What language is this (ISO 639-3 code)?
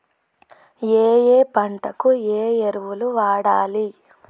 tel